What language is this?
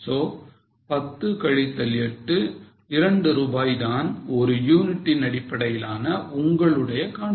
Tamil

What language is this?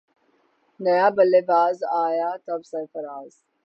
Urdu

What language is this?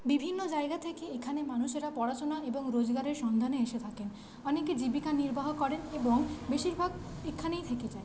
Bangla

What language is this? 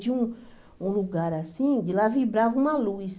Portuguese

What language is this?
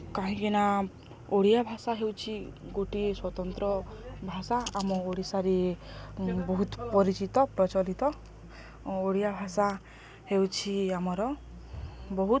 Odia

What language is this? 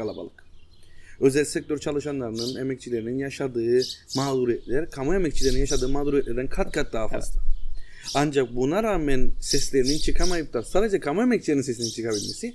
Turkish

